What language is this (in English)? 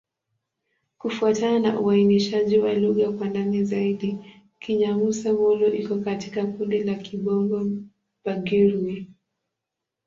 Swahili